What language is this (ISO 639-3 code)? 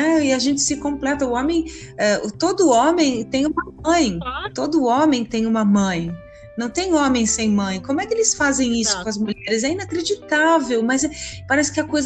por